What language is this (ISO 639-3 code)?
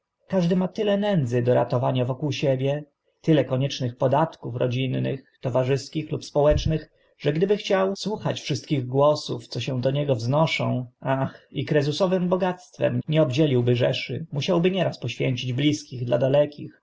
pol